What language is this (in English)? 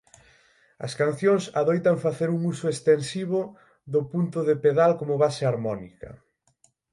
Galician